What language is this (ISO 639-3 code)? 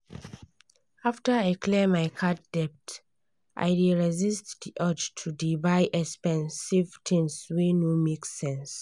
pcm